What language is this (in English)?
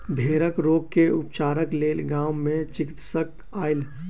Maithili